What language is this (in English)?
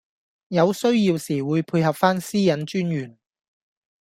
Cantonese